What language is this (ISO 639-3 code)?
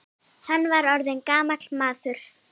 isl